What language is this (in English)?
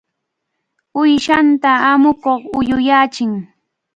Cajatambo North Lima Quechua